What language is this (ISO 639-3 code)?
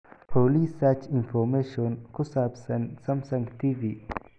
som